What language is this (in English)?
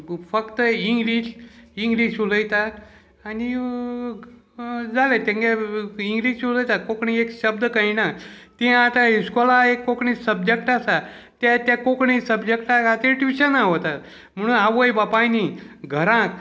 Konkani